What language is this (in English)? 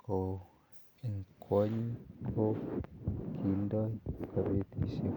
Kalenjin